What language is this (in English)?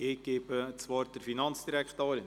Swiss German